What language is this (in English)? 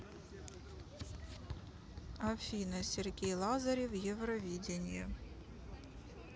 Russian